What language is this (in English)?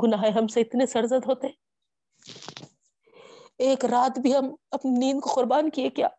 Urdu